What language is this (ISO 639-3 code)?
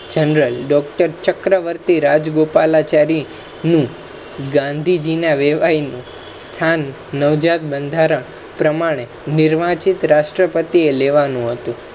guj